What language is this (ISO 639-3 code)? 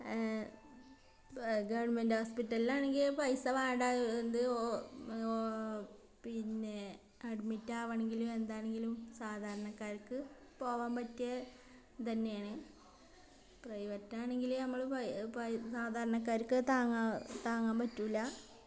mal